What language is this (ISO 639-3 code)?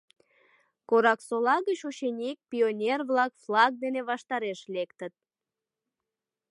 chm